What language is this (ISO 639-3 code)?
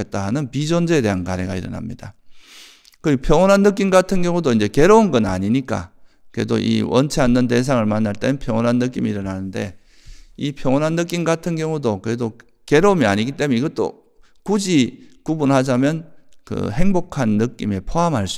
kor